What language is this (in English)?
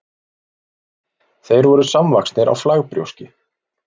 Icelandic